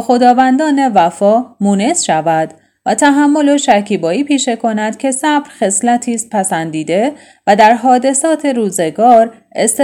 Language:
Persian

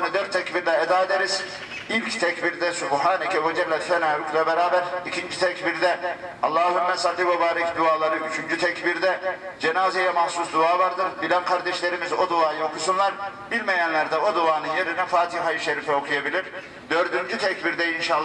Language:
Turkish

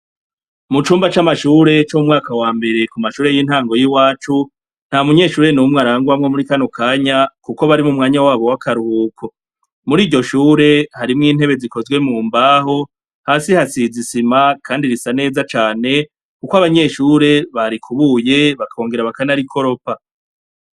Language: Rundi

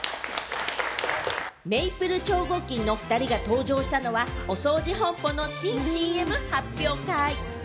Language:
Japanese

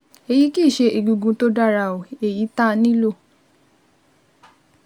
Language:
Yoruba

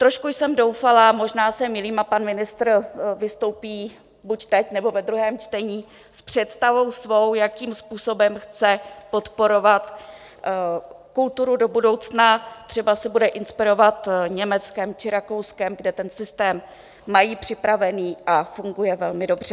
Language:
Czech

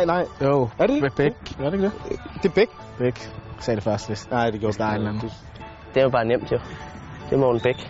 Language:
Danish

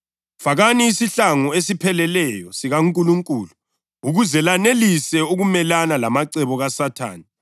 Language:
North Ndebele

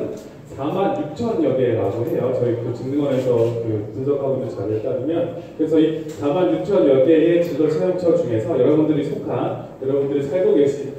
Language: Korean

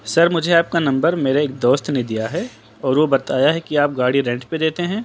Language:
Urdu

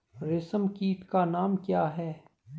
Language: Hindi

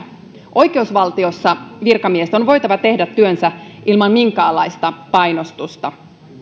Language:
Finnish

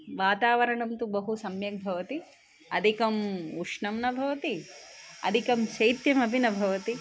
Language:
Sanskrit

